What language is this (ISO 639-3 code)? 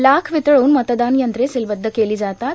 mar